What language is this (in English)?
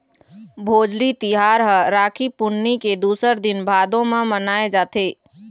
Chhattisgarhi